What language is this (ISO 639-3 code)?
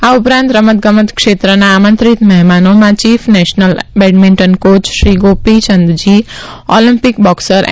guj